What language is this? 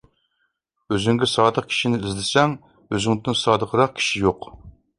Uyghur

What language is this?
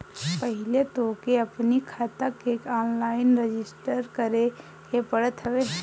Bhojpuri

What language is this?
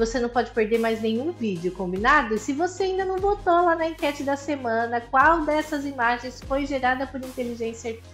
Portuguese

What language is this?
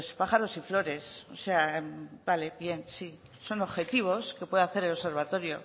Spanish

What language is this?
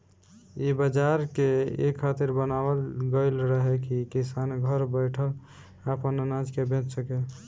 Bhojpuri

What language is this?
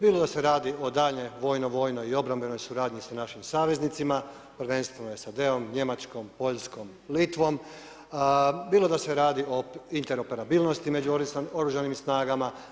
Croatian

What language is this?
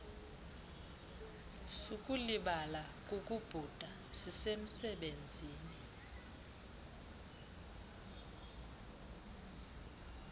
Xhosa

